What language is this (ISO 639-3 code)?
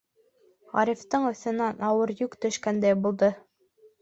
bak